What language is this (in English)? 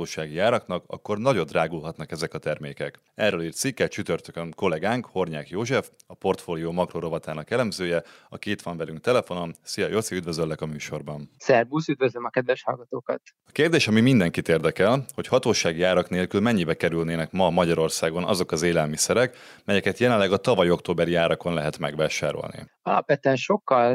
Hungarian